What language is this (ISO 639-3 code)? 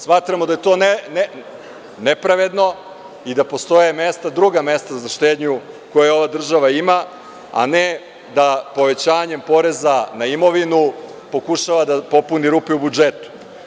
srp